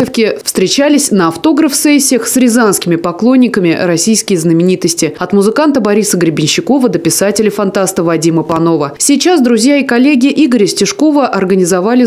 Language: Russian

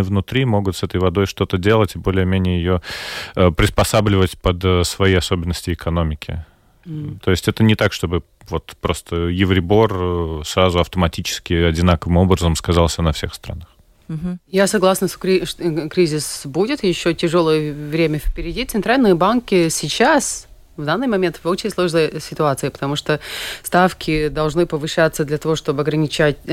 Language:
Russian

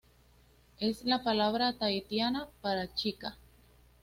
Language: Spanish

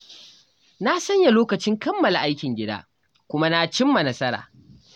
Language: Hausa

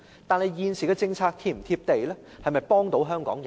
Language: Cantonese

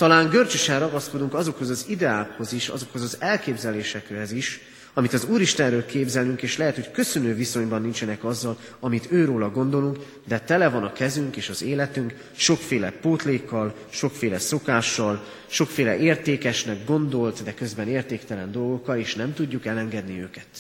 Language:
Hungarian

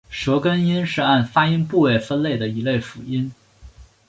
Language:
Chinese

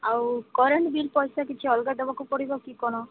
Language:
Odia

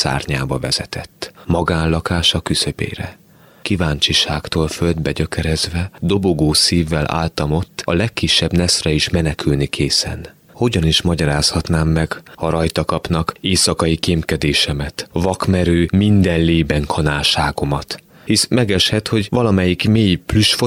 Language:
Hungarian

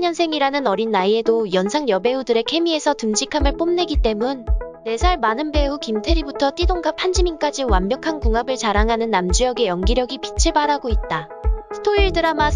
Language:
Korean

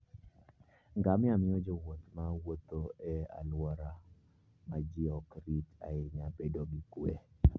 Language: Luo (Kenya and Tanzania)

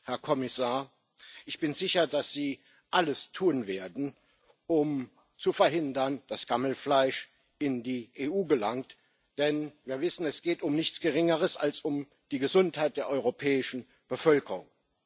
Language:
German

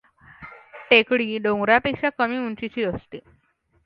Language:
Marathi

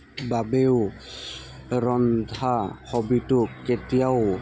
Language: Assamese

